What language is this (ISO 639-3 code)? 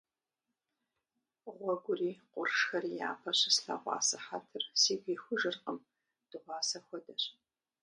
kbd